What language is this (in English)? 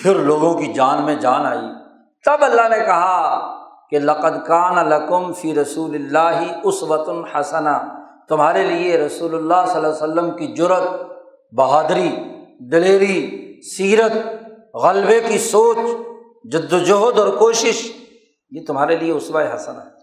Urdu